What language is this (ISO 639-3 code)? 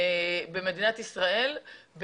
heb